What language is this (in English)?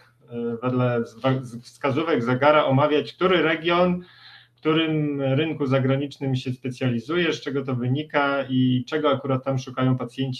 Polish